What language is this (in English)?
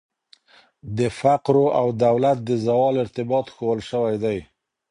Pashto